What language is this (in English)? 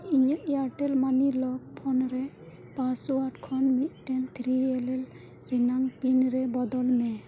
Santali